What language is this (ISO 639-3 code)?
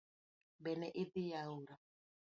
luo